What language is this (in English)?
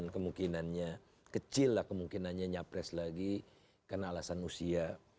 Indonesian